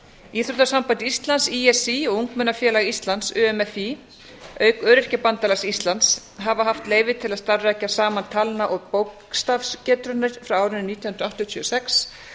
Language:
Icelandic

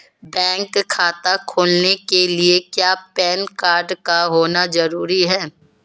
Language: Hindi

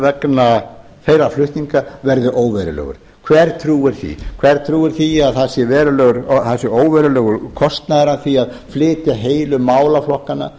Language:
Icelandic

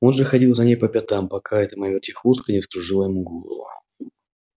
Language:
Russian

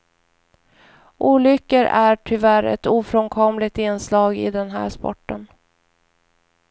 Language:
Swedish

